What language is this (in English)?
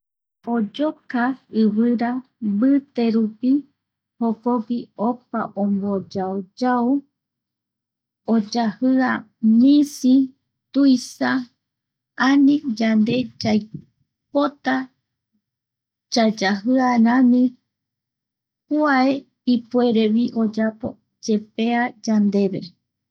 Eastern Bolivian Guaraní